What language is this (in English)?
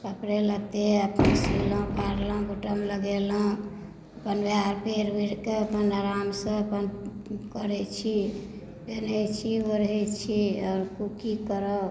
Maithili